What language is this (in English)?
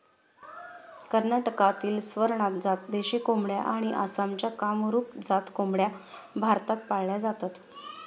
Marathi